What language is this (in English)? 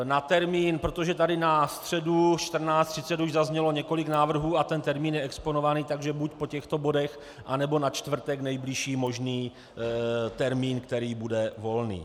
Czech